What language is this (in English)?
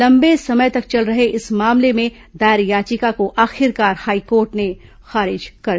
Hindi